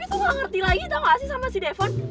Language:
Indonesian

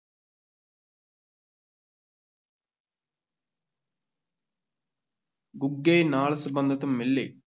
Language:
Punjabi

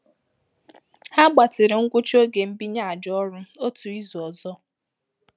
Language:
Igbo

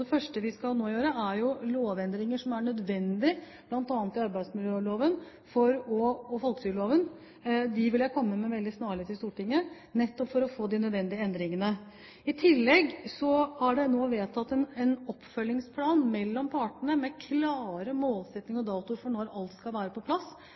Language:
Norwegian Bokmål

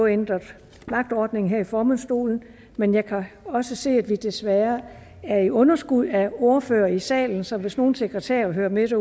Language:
Danish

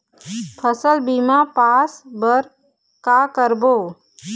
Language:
Chhattisgarhi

